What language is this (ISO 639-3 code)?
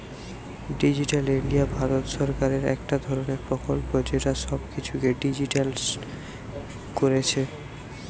ben